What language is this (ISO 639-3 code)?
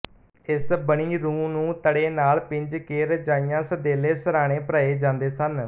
pan